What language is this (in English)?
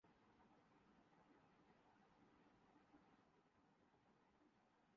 Urdu